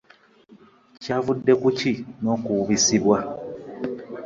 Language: Ganda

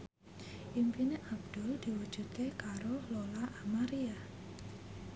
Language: Javanese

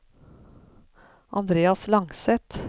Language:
Norwegian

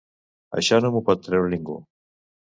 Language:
Catalan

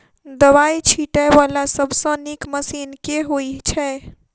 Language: Maithili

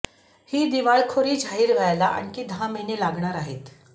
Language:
Marathi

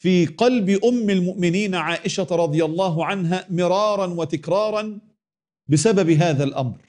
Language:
Arabic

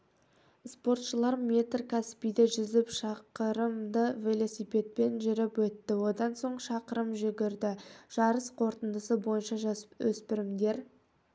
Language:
Kazakh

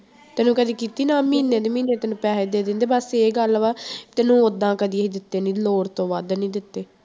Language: Punjabi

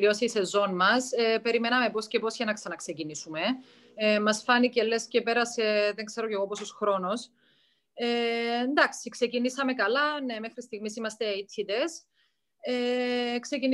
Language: Greek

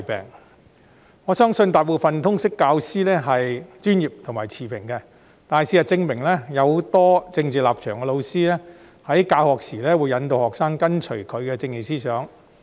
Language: Cantonese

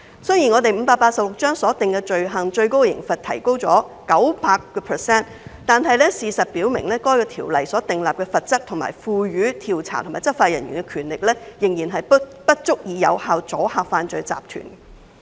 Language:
Cantonese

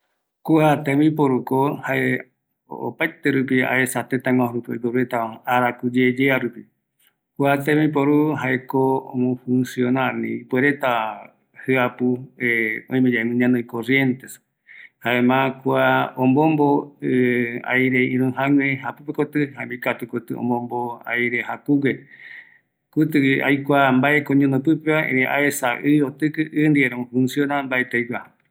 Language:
Eastern Bolivian Guaraní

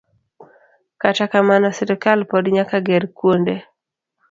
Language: Luo (Kenya and Tanzania)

